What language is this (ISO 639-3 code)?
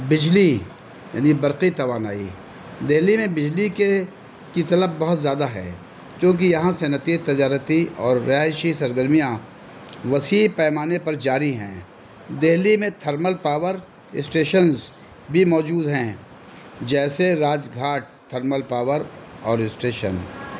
urd